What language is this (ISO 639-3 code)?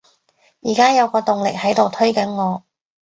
yue